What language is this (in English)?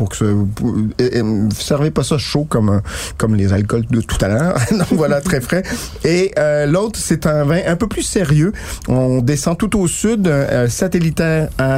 French